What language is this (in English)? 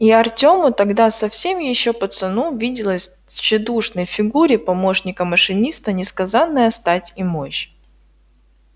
Russian